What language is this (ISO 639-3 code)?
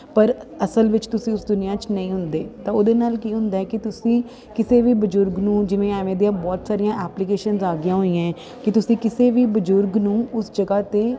pan